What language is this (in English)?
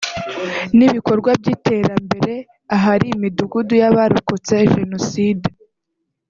Kinyarwanda